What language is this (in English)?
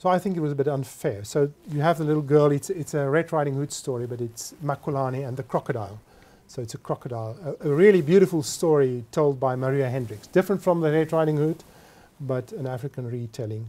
English